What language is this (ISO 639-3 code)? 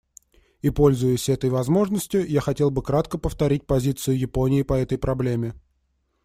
rus